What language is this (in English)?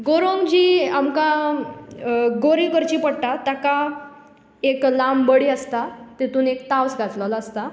Konkani